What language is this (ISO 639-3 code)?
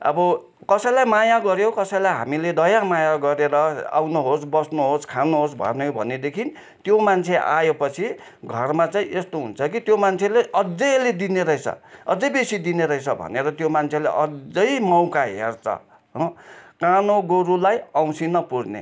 nep